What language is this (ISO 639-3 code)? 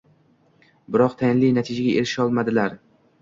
uzb